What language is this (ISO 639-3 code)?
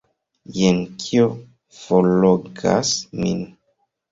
epo